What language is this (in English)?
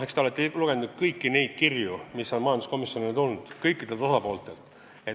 Estonian